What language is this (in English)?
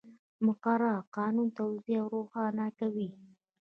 Pashto